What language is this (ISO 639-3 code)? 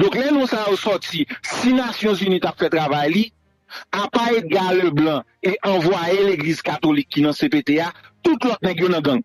fra